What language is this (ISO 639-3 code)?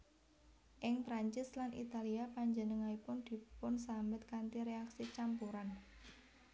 jav